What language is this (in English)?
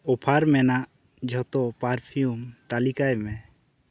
Santali